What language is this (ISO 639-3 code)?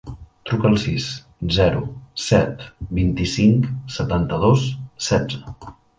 cat